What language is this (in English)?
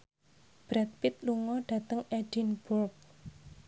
Javanese